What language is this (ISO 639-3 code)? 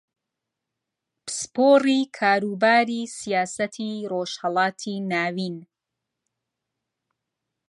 ckb